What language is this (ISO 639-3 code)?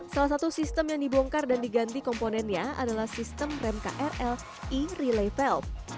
ind